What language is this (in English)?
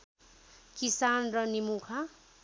Nepali